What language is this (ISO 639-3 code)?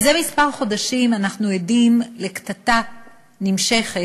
heb